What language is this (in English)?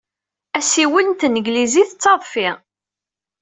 Kabyle